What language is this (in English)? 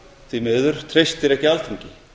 Icelandic